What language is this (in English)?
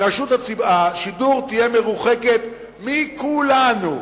Hebrew